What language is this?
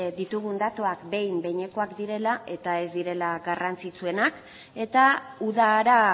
Basque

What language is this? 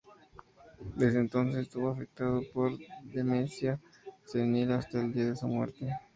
Spanish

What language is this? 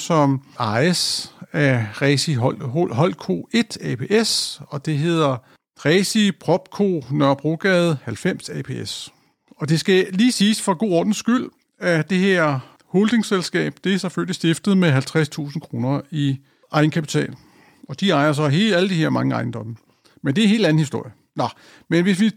Danish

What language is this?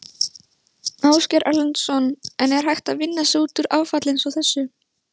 Icelandic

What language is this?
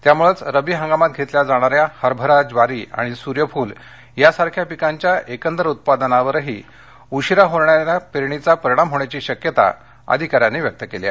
Marathi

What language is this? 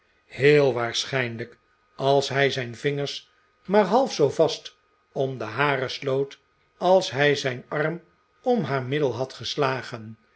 Dutch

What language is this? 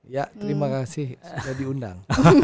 Indonesian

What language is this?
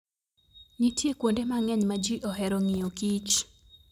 Luo (Kenya and Tanzania)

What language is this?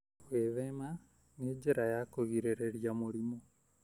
Kikuyu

